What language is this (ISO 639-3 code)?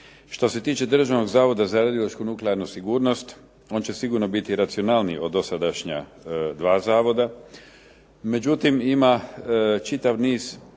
hrv